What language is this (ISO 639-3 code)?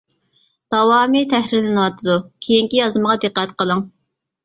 uig